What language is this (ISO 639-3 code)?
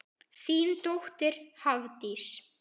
isl